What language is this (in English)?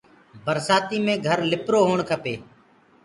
Gurgula